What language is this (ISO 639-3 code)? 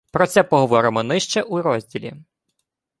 ukr